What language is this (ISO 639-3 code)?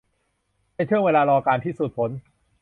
tha